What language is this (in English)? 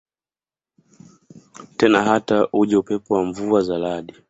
Swahili